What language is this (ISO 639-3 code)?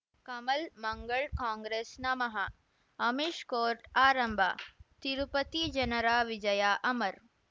kan